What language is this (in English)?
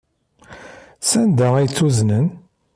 Kabyle